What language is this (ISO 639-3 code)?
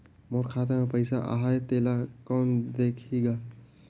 hne